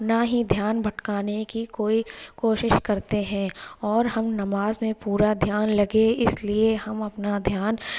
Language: Urdu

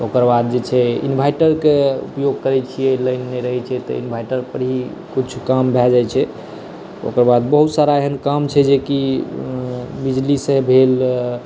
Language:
Maithili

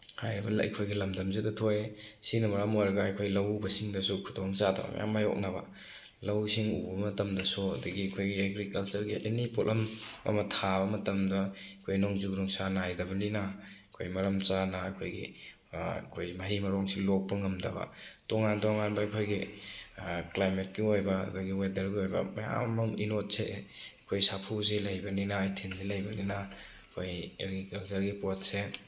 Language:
Manipuri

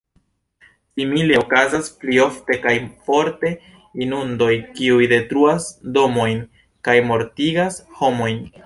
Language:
Esperanto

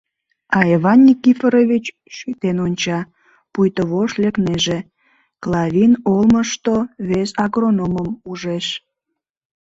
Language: Mari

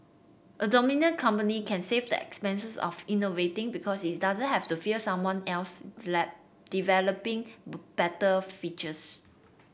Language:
English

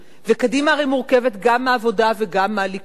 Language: Hebrew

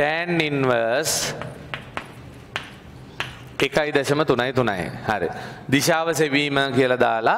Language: Indonesian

